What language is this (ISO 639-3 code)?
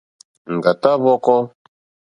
bri